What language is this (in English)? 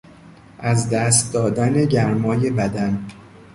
Persian